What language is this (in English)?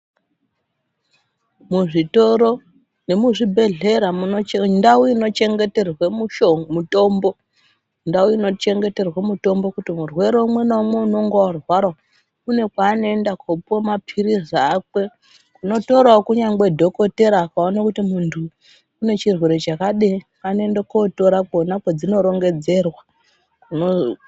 Ndau